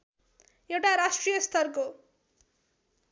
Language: Nepali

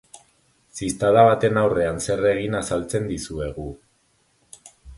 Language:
Basque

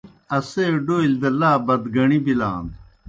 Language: Kohistani Shina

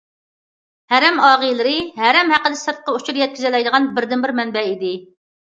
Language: Uyghur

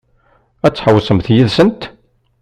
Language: Kabyle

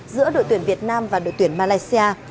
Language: Vietnamese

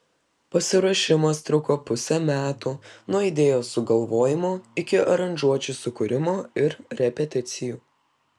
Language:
Lithuanian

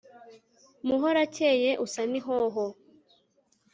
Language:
Kinyarwanda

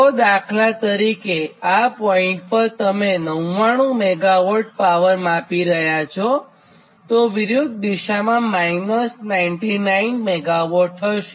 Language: Gujarati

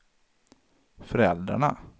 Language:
Swedish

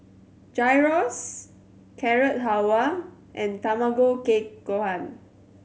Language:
English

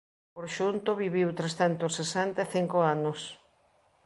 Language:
Galician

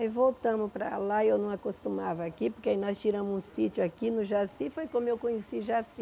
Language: Portuguese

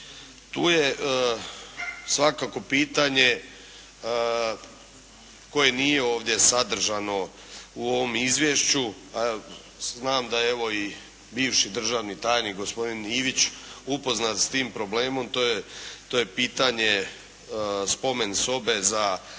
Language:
Croatian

